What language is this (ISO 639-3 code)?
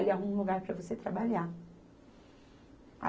por